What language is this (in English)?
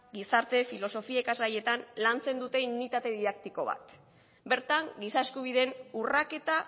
Basque